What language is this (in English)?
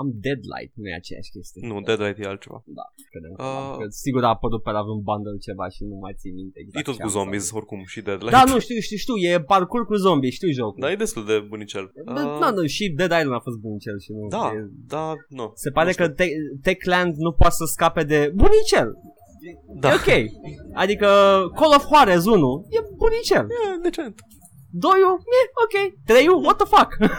Romanian